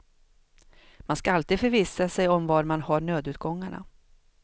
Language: Swedish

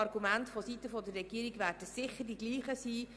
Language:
Swiss German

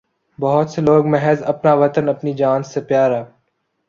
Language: Urdu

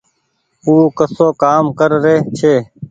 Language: Goaria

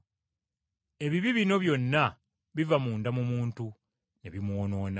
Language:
Ganda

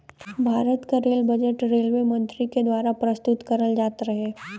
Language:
Bhojpuri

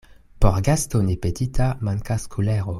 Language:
Esperanto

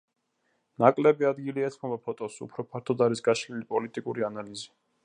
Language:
Georgian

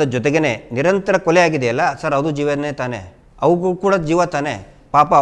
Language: Hindi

